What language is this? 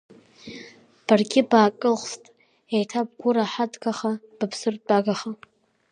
Abkhazian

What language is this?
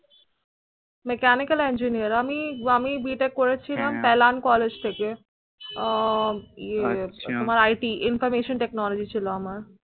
Bangla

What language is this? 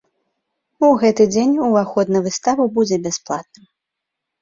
Belarusian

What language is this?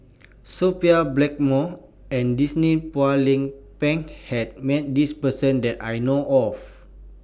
English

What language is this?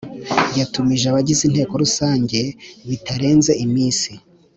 Kinyarwanda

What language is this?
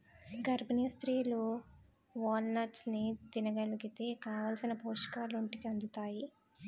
Telugu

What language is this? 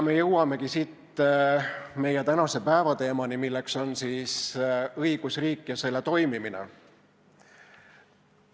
Estonian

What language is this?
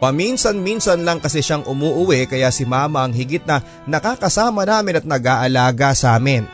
Filipino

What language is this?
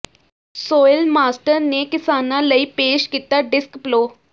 Punjabi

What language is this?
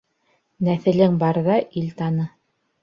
Bashkir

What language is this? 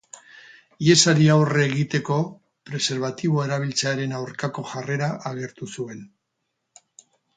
Basque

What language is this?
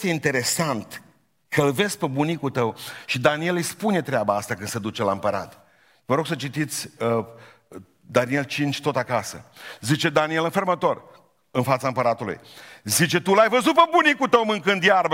Romanian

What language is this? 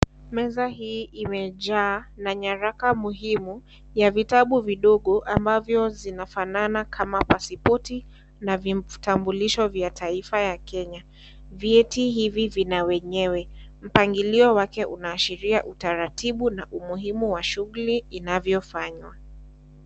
Swahili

